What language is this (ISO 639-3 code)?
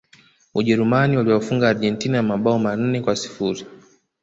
swa